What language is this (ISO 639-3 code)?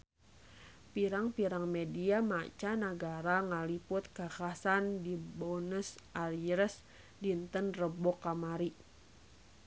sun